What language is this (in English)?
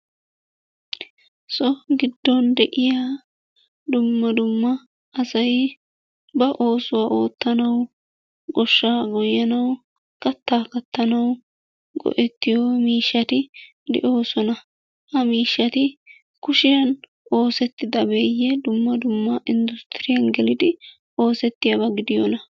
Wolaytta